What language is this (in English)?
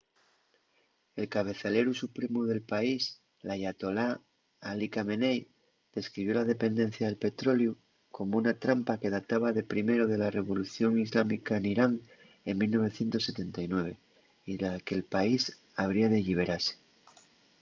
Asturian